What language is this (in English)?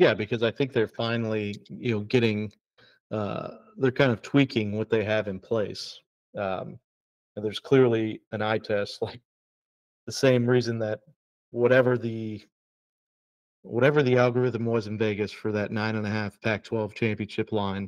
English